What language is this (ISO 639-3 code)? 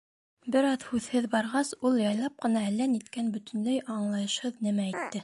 bak